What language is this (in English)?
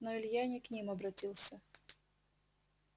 Russian